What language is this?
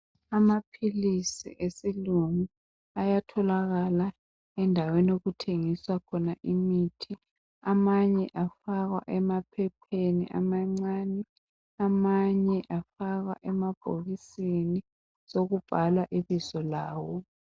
North Ndebele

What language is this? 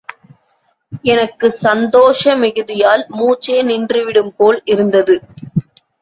Tamil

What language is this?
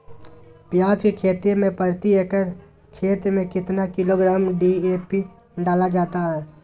Magahi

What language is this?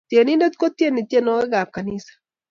Kalenjin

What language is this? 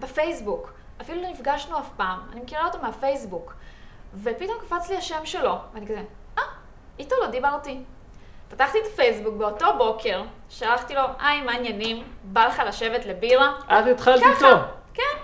Hebrew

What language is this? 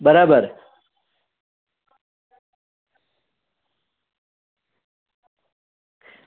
Gujarati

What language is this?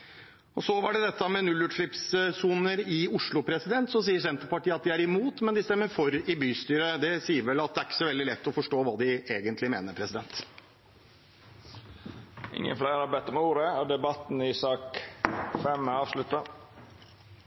Norwegian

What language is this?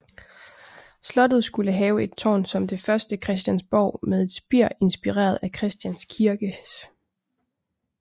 Danish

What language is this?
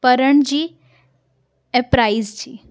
Sindhi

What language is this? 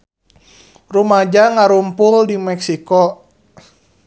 Sundanese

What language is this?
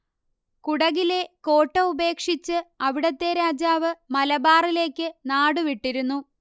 Malayalam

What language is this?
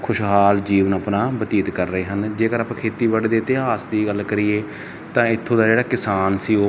Punjabi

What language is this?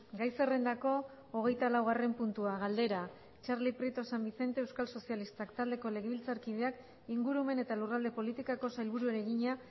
Basque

